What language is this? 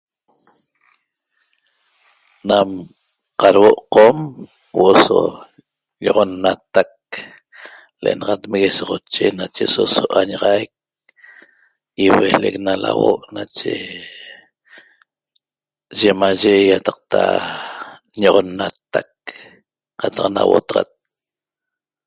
Toba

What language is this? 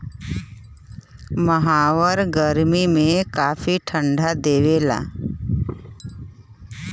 Bhojpuri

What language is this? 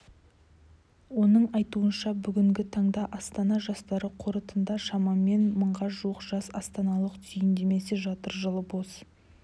Kazakh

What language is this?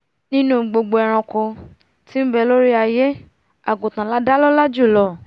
Yoruba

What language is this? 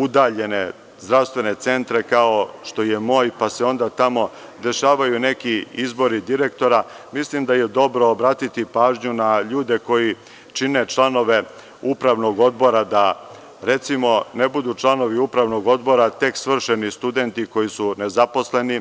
Serbian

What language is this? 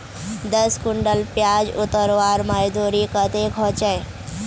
Magahi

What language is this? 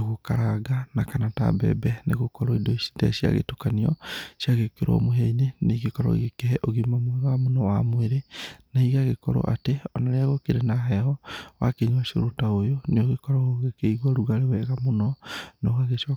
Kikuyu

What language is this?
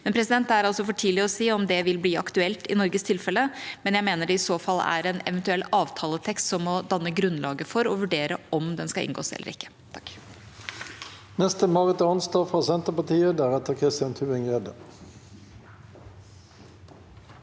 Norwegian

